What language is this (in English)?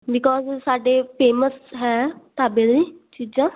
Punjabi